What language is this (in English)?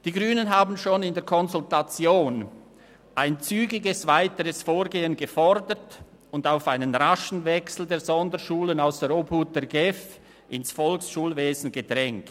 Swiss German